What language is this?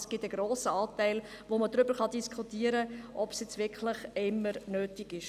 Swiss German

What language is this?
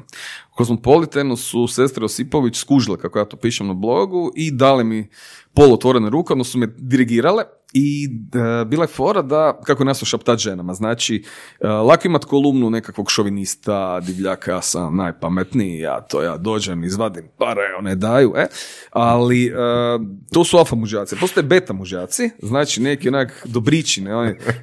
Croatian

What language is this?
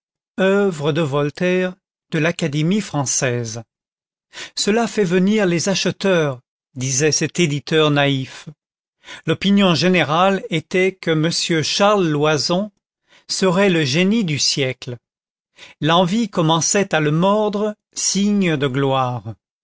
French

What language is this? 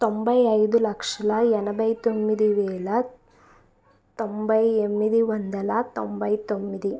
Telugu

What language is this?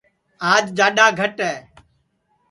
Sansi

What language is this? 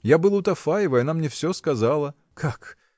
Russian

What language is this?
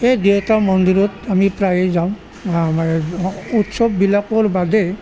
Assamese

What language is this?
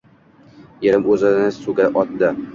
Uzbek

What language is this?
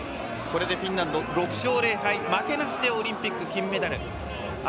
Japanese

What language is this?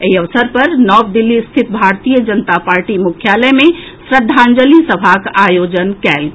Maithili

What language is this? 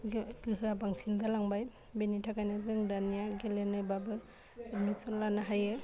Bodo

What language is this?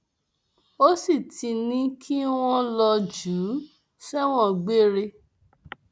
Yoruba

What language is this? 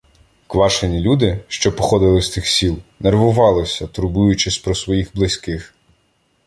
Ukrainian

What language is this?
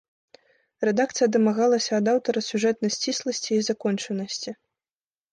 Belarusian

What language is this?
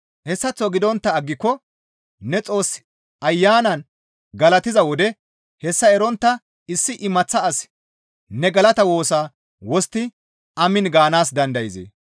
Gamo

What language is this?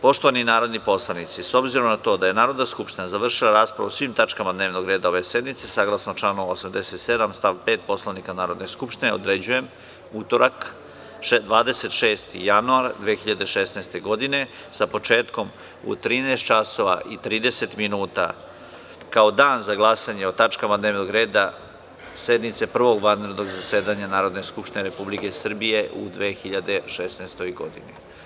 Serbian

